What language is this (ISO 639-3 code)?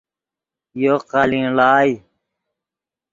ydg